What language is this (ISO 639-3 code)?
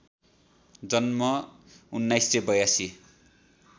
nep